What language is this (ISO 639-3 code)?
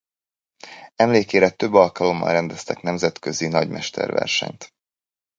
hun